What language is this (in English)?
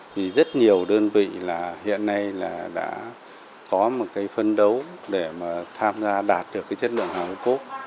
Vietnamese